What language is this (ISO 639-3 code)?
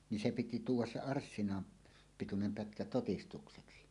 fin